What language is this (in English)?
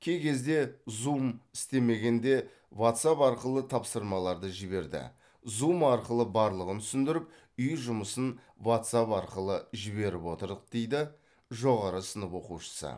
Kazakh